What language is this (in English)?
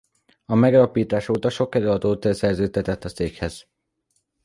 Hungarian